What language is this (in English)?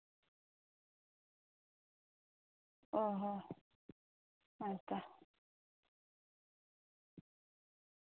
Santali